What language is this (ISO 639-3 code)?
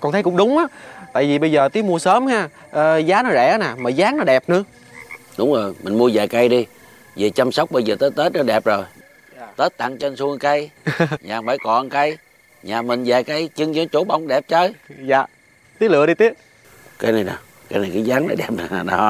vie